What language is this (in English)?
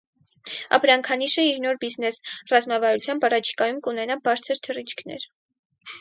Armenian